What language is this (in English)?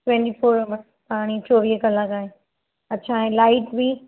Sindhi